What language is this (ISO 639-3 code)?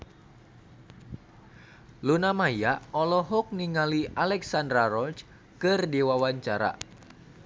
sun